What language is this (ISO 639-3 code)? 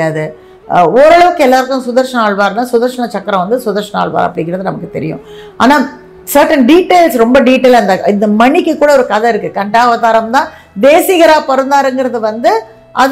tam